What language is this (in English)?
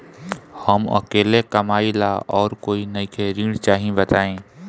Bhojpuri